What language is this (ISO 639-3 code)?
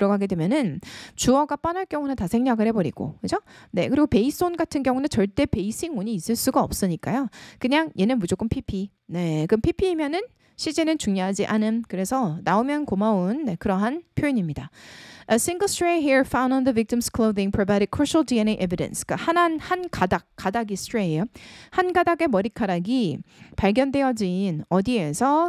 kor